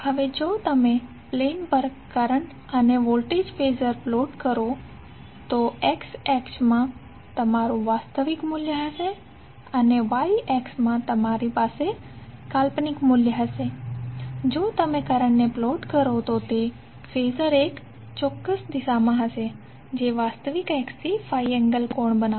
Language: Gujarati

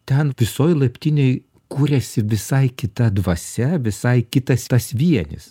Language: Lithuanian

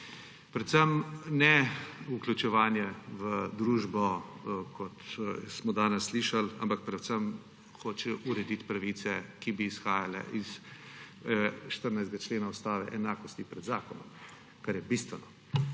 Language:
Slovenian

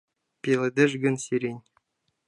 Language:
Mari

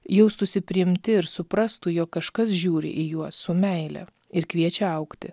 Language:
Lithuanian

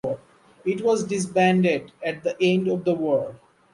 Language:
English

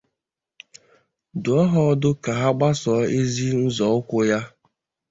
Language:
Igbo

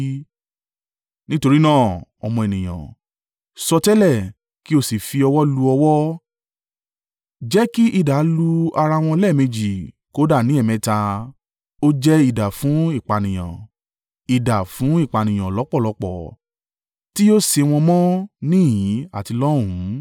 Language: Yoruba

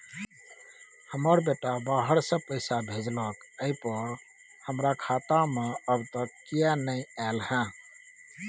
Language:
Maithili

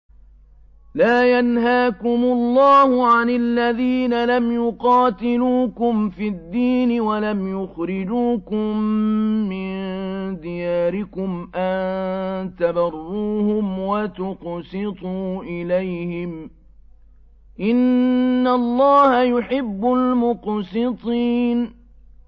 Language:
Arabic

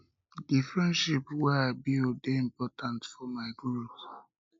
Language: Nigerian Pidgin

